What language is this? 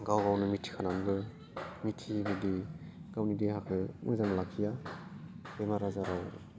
Bodo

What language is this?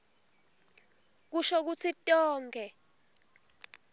Swati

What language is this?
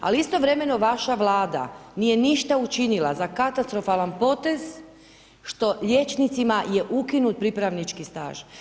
Croatian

